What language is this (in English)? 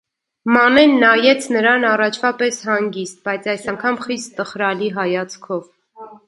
Armenian